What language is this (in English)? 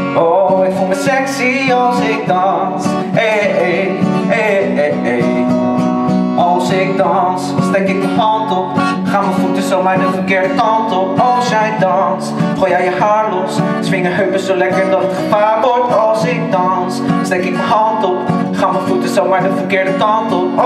Dutch